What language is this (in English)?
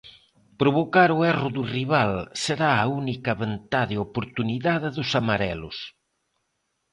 Galician